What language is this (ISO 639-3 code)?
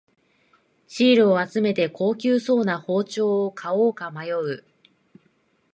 jpn